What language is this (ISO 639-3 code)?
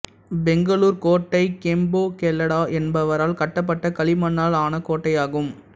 tam